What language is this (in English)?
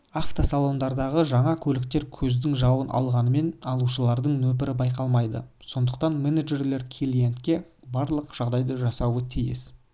Kazakh